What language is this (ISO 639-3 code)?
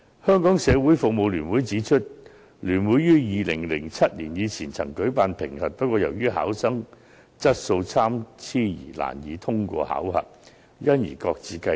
yue